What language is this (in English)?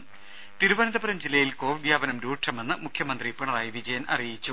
Malayalam